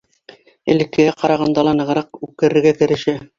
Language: Bashkir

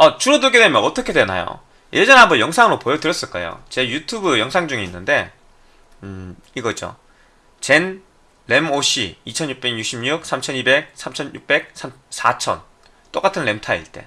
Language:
Korean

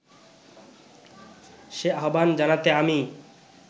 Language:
Bangla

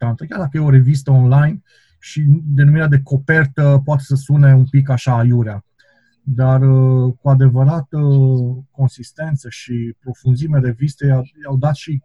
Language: Romanian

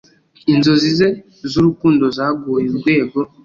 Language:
Kinyarwanda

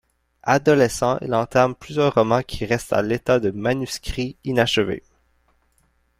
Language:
French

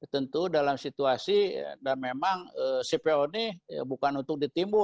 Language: Indonesian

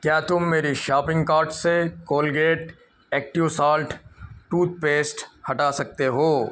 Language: Urdu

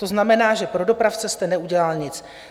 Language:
Czech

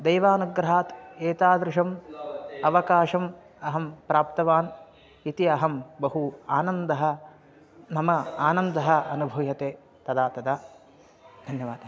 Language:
Sanskrit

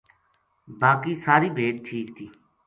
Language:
Gujari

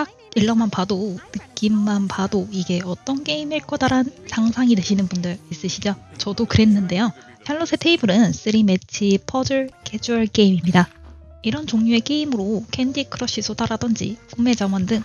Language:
Korean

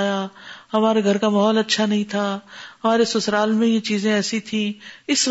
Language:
Urdu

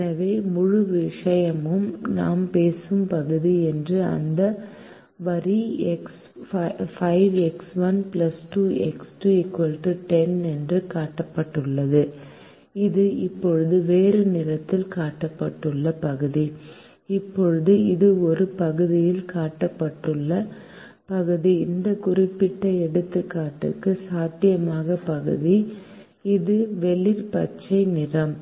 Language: Tamil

